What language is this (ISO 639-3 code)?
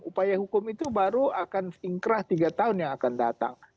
ind